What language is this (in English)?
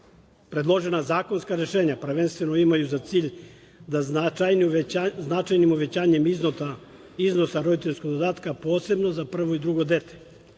Serbian